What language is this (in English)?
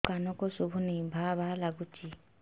Odia